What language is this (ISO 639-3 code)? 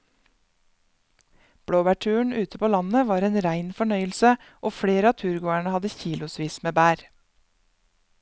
nor